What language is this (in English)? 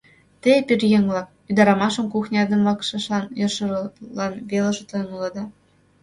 Mari